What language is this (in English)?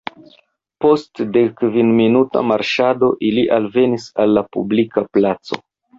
Esperanto